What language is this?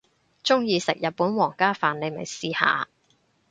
Cantonese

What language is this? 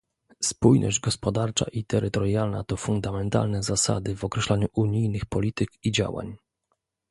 Polish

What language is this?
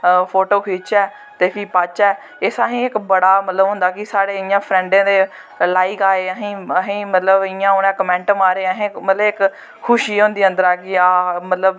Dogri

